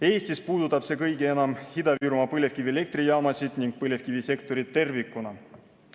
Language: Estonian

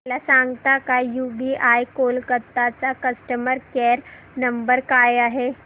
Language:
Marathi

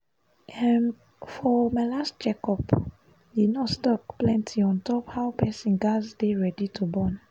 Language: Nigerian Pidgin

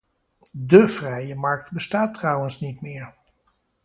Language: Dutch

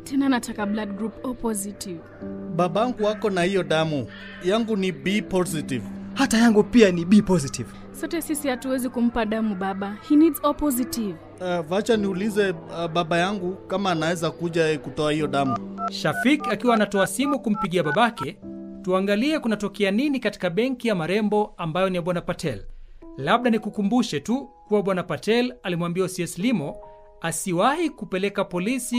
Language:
Swahili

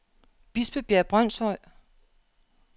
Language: Danish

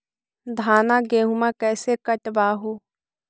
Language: Magahi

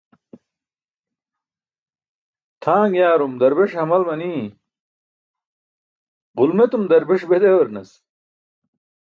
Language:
Burushaski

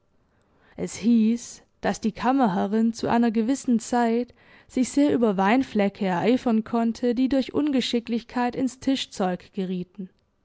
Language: German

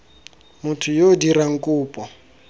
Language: Tswana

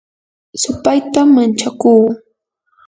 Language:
Yanahuanca Pasco Quechua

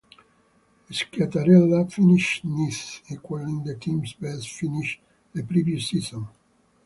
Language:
English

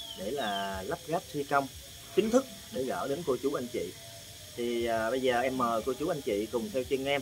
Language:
Vietnamese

